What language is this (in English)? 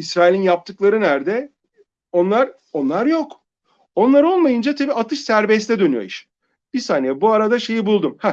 Turkish